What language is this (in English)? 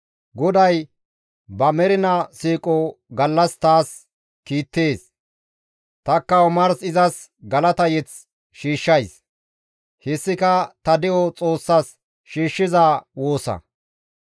Gamo